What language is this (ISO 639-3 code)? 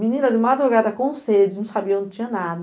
por